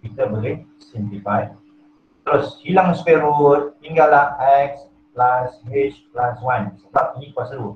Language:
Malay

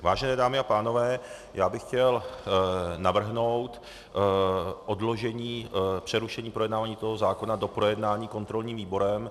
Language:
Czech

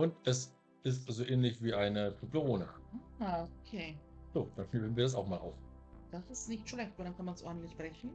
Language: German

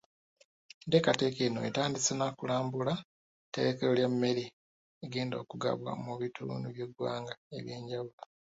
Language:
Ganda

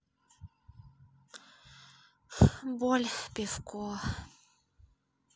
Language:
Russian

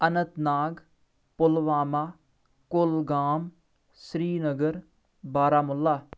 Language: Kashmiri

